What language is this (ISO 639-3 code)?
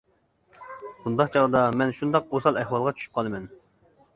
uig